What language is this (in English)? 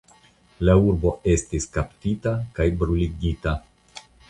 Esperanto